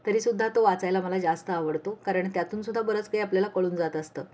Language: Marathi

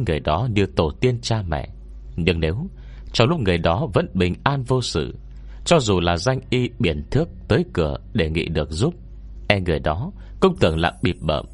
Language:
Vietnamese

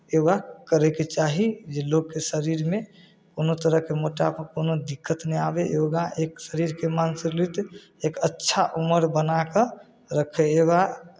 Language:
Maithili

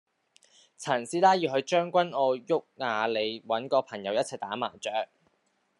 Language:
Cantonese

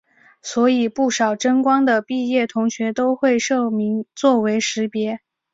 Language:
Chinese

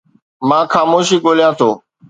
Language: Sindhi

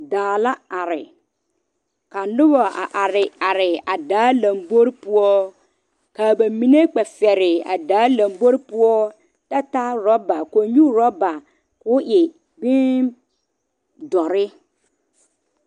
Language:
Southern Dagaare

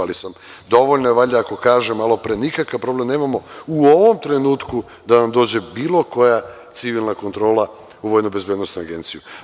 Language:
Serbian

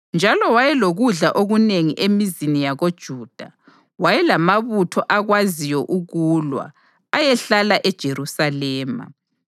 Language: North Ndebele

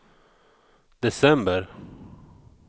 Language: Swedish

